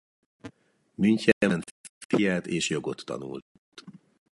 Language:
Hungarian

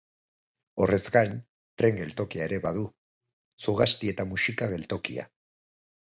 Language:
Basque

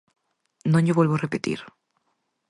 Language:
Galician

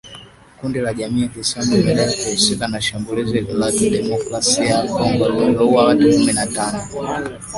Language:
Swahili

